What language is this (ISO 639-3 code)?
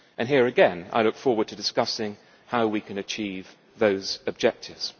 eng